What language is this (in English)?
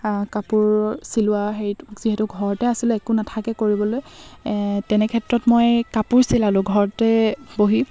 Assamese